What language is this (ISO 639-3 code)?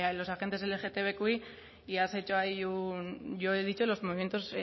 spa